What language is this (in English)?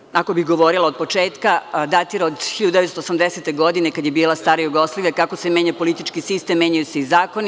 Serbian